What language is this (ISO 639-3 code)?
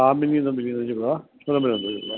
snd